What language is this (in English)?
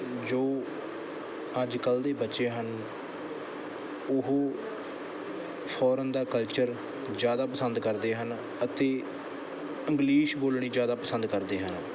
Punjabi